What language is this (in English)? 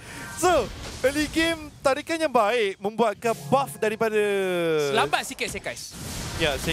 Malay